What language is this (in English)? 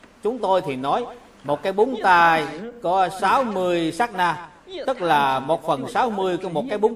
Vietnamese